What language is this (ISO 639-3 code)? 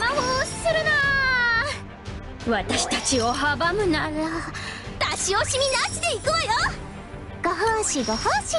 jpn